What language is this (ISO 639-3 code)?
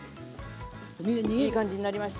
jpn